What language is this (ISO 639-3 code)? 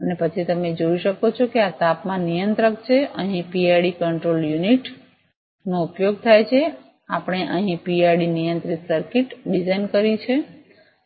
guj